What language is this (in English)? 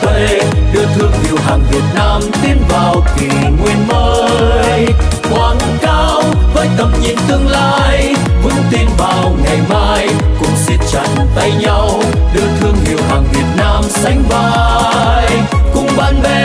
Thai